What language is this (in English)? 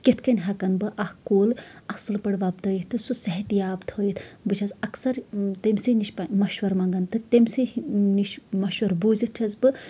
Kashmiri